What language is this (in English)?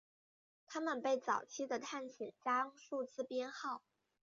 Chinese